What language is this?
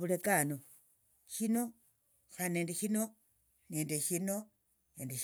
Tsotso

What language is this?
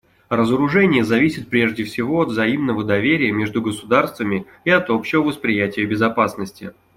Russian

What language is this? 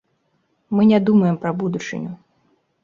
Belarusian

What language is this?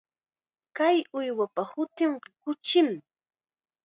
Chiquián Ancash Quechua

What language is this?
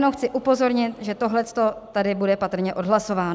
Czech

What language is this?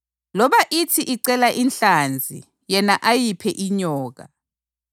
North Ndebele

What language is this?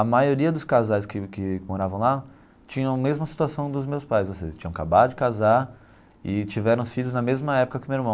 Portuguese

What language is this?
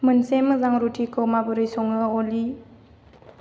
Bodo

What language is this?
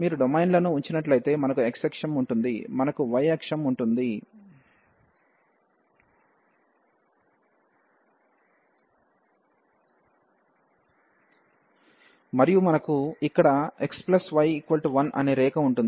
Telugu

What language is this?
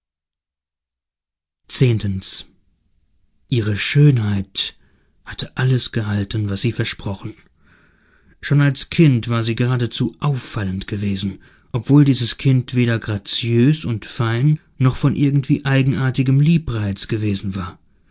German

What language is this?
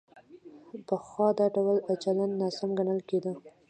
Pashto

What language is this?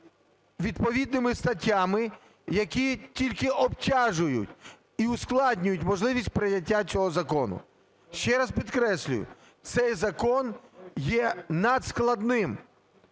Ukrainian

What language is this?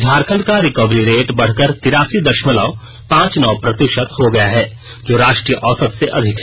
Hindi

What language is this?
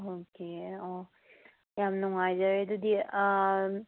Manipuri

